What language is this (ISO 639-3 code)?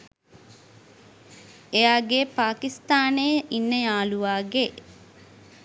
sin